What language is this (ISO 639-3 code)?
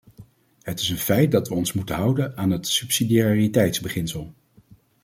nld